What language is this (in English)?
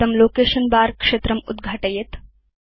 Sanskrit